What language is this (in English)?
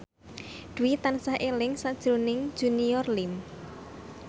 Javanese